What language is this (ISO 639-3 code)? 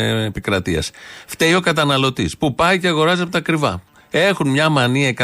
ell